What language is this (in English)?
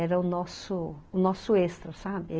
Portuguese